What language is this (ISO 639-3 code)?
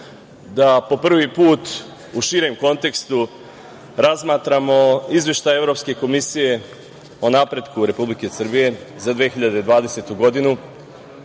srp